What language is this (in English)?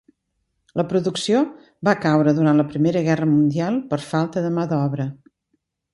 Catalan